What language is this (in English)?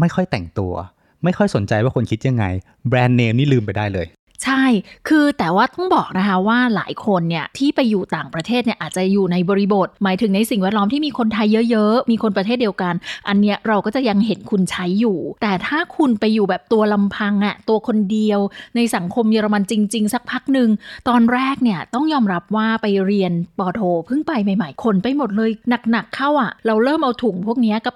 Thai